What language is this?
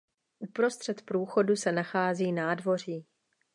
Czech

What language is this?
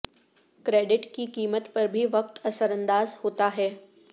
Urdu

